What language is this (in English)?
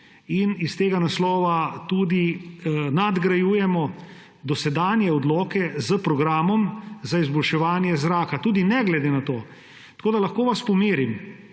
Slovenian